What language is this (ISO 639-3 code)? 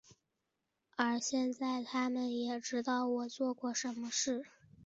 zho